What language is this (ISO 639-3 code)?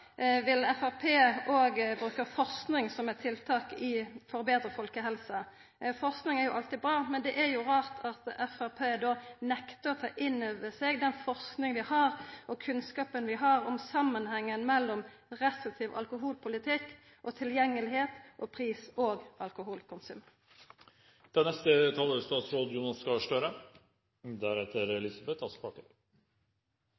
nor